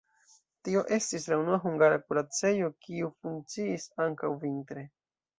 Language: Esperanto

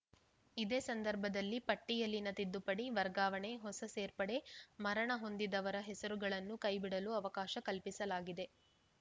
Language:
Kannada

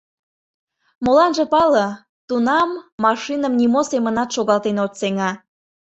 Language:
Mari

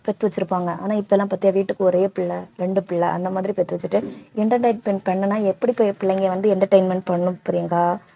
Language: Tamil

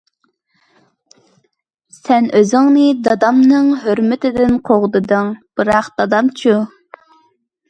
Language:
Uyghur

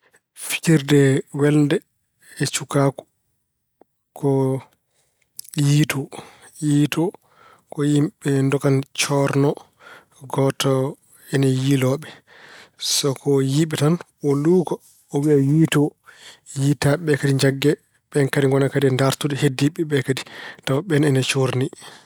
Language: Fula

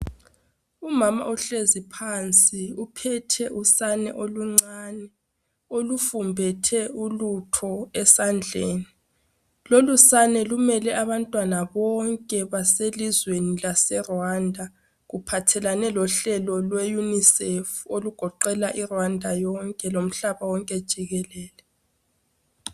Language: North Ndebele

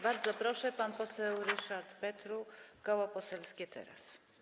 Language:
Polish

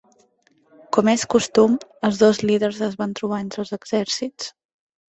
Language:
Catalan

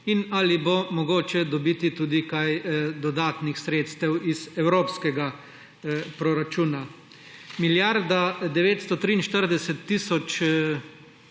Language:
Slovenian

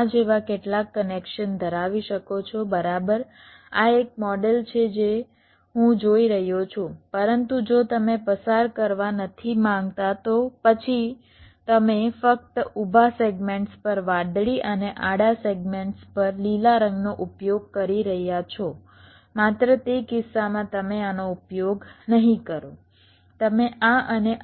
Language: Gujarati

